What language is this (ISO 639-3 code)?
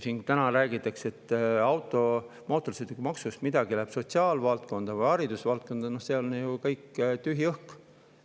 est